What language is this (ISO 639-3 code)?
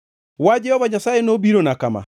luo